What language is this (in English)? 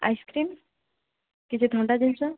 Odia